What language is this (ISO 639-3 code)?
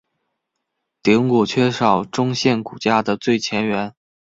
zho